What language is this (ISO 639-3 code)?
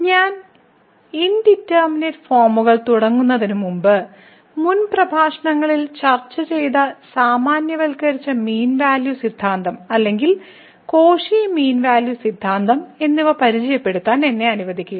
mal